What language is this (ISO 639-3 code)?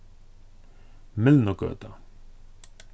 fao